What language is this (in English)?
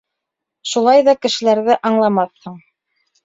Bashkir